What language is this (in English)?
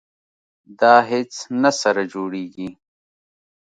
Pashto